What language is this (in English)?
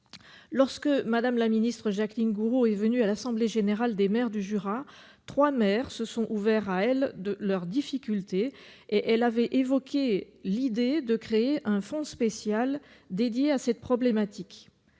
French